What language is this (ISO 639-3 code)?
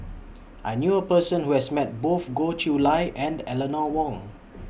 eng